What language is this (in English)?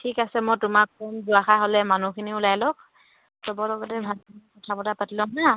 Assamese